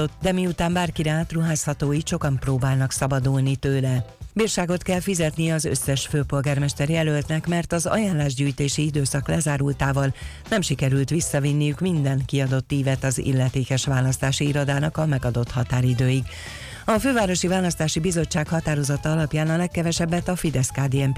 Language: Hungarian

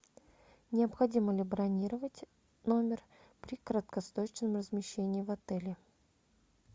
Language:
Russian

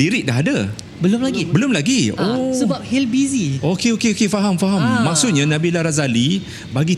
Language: Malay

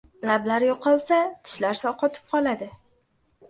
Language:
Uzbek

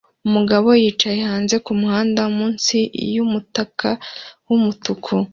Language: Kinyarwanda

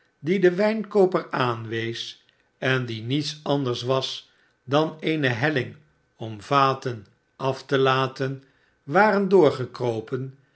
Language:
Dutch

